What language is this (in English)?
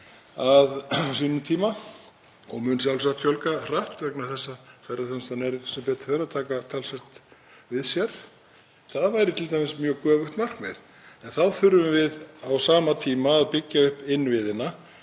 Icelandic